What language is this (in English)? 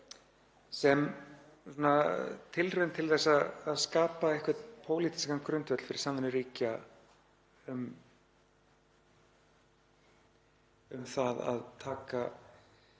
Icelandic